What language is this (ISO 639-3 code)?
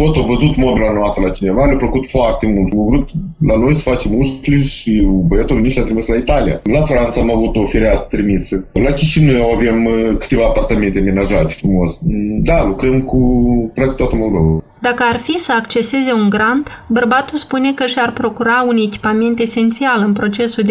ron